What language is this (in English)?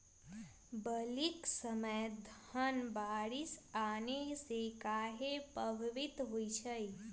Magahi